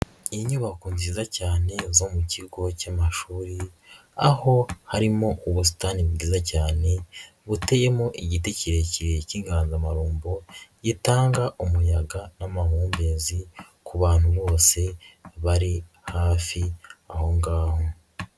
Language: Kinyarwanda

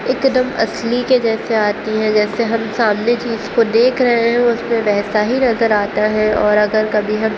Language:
Urdu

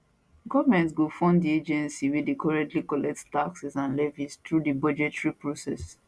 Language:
Nigerian Pidgin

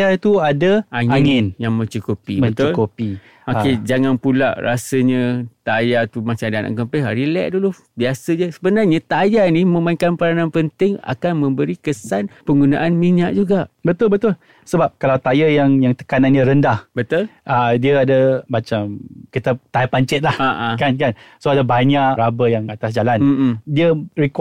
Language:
Malay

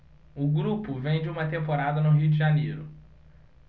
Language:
Portuguese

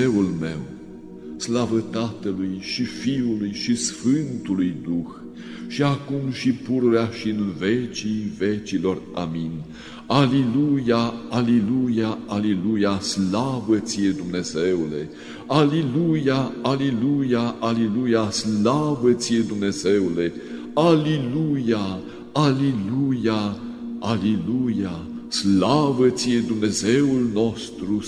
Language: Romanian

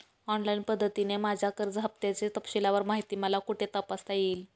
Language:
Marathi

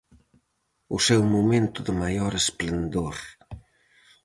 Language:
Galician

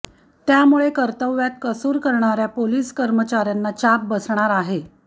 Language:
Marathi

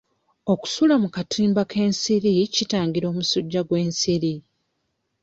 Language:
Ganda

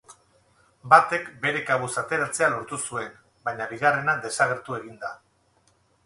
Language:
Basque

